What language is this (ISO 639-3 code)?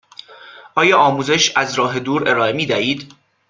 fas